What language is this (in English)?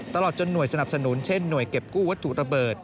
Thai